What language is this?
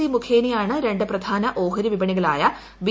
Malayalam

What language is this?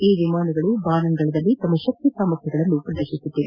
Kannada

